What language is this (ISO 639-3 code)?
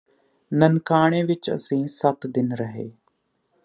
pan